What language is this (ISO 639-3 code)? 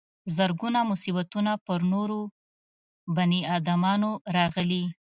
pus